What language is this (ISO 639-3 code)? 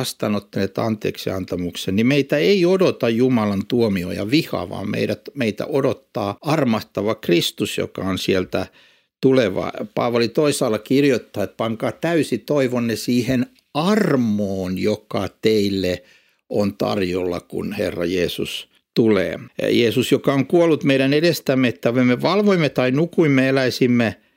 fin